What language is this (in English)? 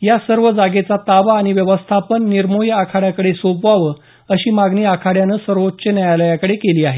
Marathi